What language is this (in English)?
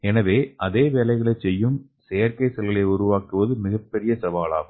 Tamil